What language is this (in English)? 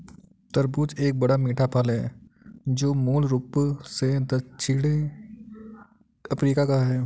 Hindi